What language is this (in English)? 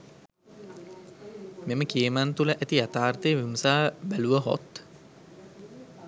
Sinhala